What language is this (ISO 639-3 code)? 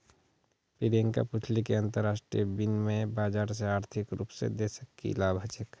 mag